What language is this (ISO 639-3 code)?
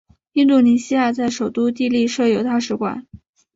zho